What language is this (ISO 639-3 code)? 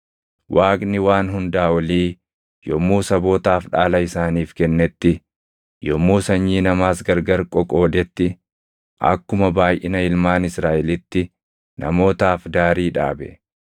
orm